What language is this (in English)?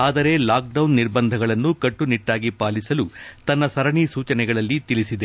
Kannada